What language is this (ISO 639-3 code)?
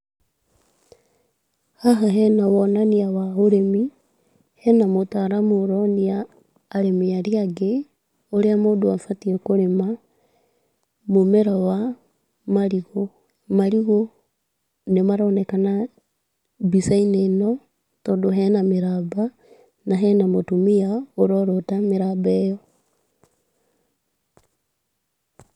kik